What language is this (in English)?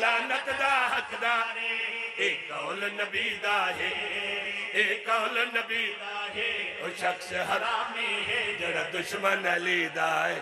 Arabic